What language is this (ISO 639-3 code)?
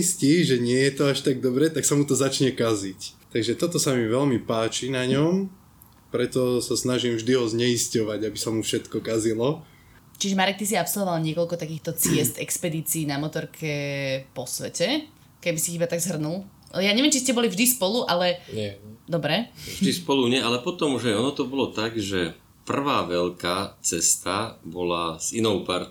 slk